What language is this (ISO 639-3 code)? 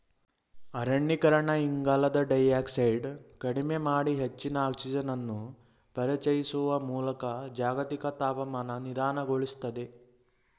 kan